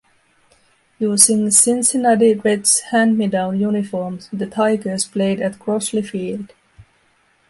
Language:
English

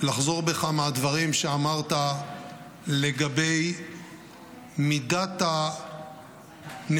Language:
Hebrew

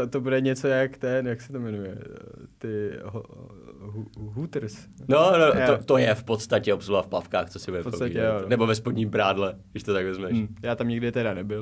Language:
Czech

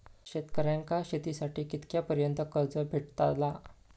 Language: Marathi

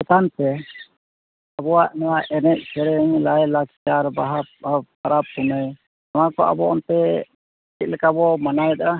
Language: Santali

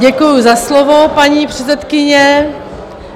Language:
Czech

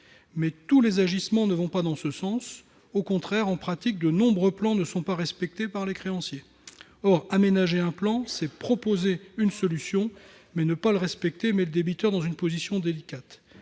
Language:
French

